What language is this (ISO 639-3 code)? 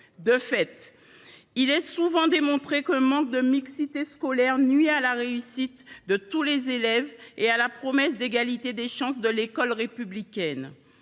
fra